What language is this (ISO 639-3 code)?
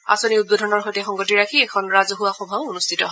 asm